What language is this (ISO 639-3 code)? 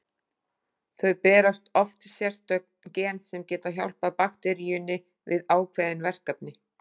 isl